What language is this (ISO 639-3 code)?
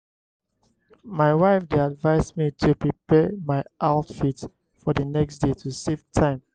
pcm